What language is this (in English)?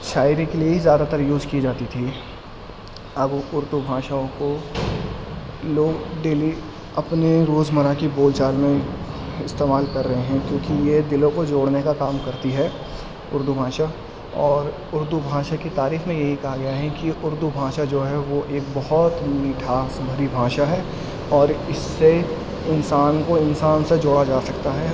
Urdu